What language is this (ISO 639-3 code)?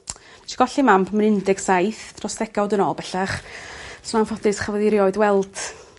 cym